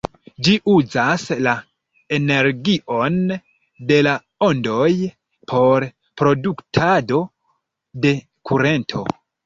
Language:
Esperanto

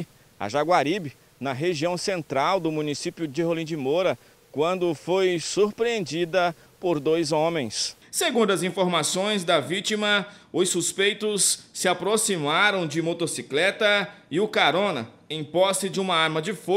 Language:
Portuguese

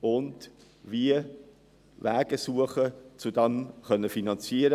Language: Swiss German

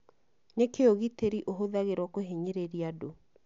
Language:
Kikuyu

